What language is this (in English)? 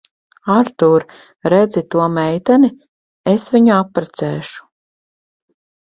Latvian